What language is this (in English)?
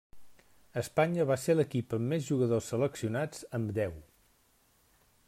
Catalan